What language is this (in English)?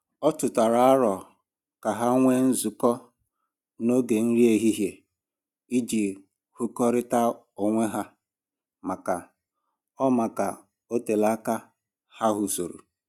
Igbo